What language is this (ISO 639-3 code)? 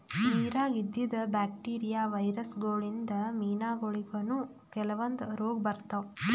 kan